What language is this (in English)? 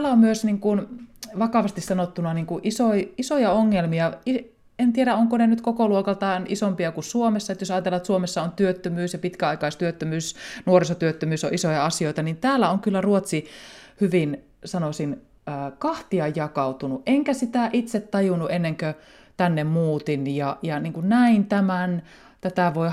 Finnish